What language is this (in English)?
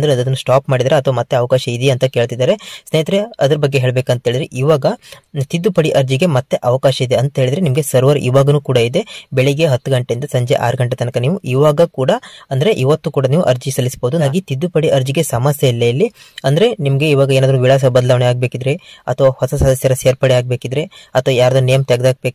Kannada